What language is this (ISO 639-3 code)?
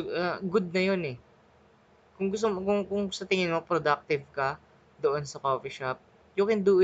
fil